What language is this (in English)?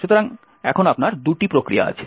Bangla